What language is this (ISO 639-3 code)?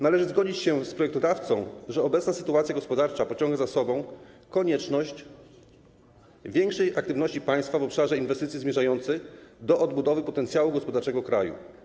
pol